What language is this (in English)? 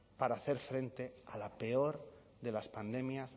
Spanish